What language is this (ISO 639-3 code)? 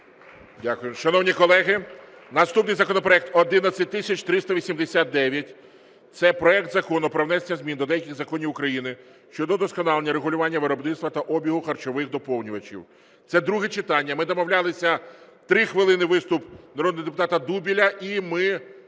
ukr